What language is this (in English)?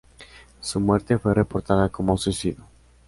Spanish